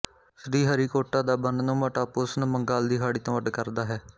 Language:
Punjabi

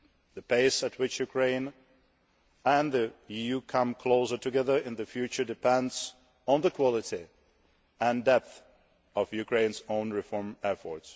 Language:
English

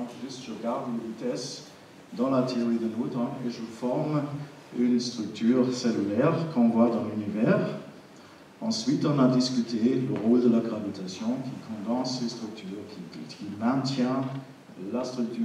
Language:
French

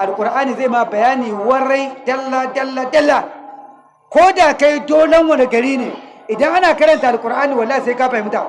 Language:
Hausa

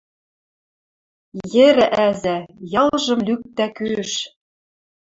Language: Western Mari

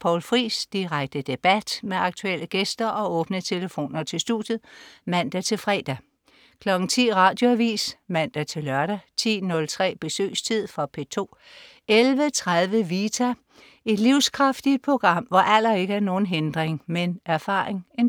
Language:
Danish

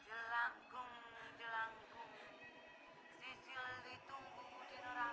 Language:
Indonesian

